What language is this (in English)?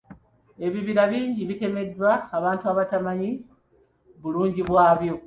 Ganda